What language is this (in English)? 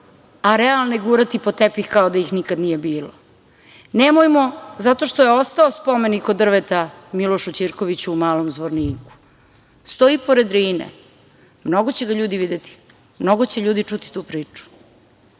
Serbian